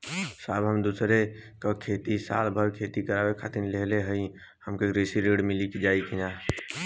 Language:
Bhojpuri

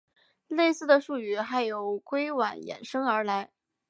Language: Chinese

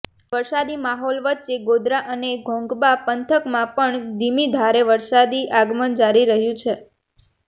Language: Gujarati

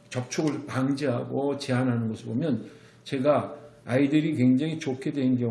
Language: Korean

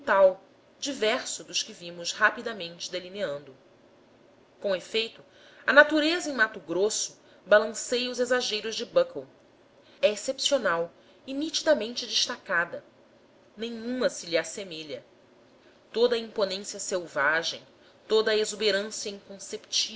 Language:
Portuguese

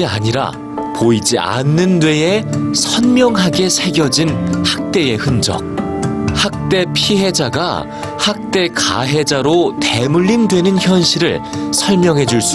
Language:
Korean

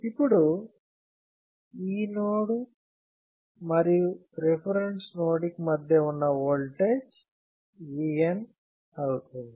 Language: Telugu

